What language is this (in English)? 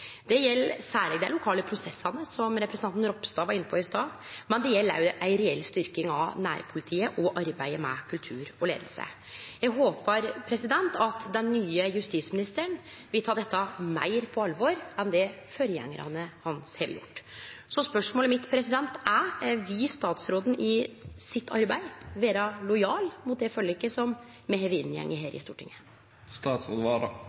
Norwegian Nynorsk